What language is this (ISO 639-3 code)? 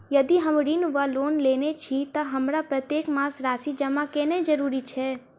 mai